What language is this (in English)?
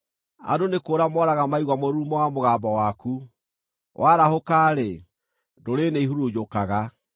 Kikuyu